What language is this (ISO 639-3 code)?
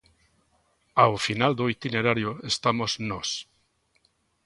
glg